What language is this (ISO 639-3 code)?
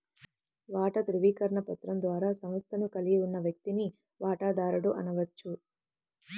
tel